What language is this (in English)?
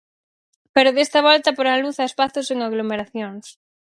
Galician